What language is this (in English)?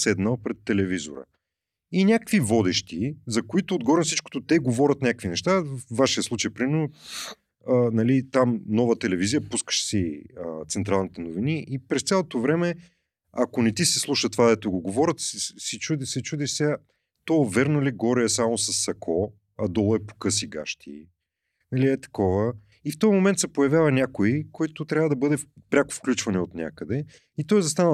Bulgarian